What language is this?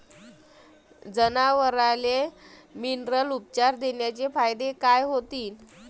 Marathi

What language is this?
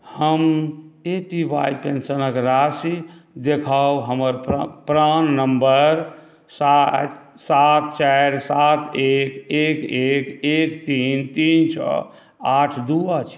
Maithili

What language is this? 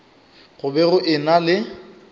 Northern Sotho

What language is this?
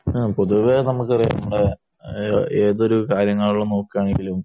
Malayalam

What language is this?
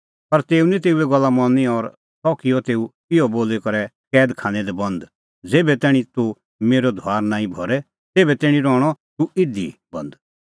Kullu Pahari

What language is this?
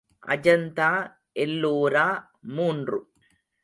Tamil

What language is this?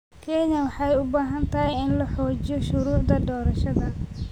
Somali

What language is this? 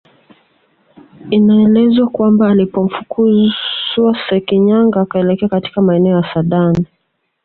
Swahili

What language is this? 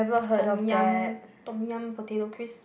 English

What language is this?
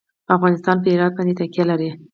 Pashto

